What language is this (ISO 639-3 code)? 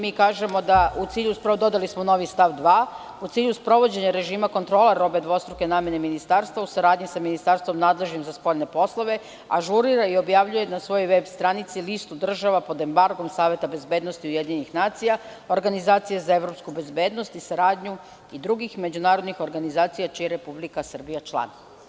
srp